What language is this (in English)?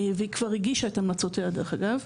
Hebrew